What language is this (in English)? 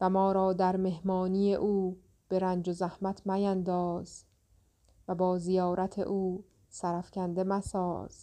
Persian